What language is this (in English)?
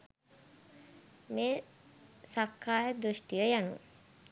Sinhala